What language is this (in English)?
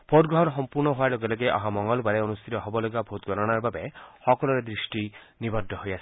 Assamese